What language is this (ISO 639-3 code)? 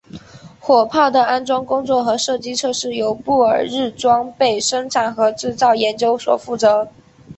zho